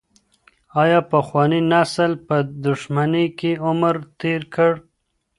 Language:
Pashto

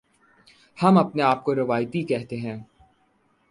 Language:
Urdu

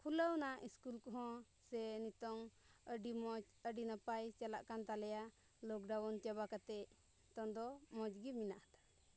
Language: Santali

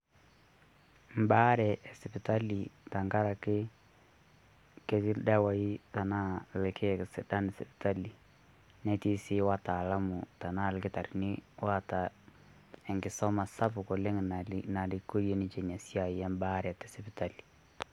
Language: Masai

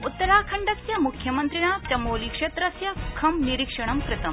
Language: Sanskrit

